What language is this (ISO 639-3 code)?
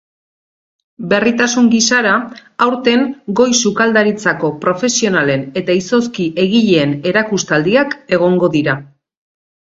eus